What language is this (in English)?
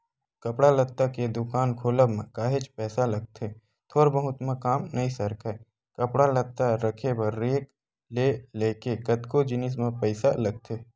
Chhattisgarhi